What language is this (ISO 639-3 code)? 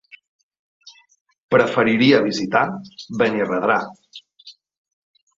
cat